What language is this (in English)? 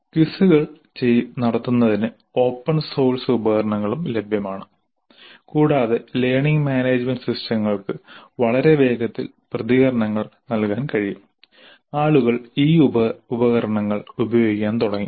Malayalam